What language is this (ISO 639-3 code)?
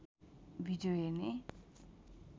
nep